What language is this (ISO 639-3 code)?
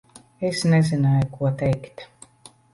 lav